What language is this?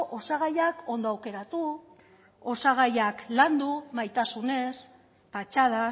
Basque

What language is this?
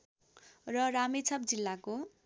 Nepali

